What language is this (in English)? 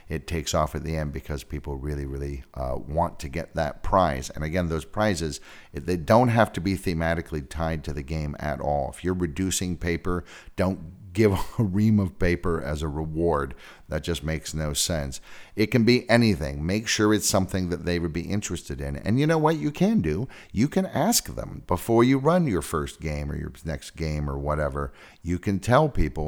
English